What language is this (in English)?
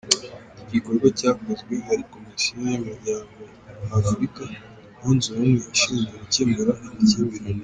Kinyarwanda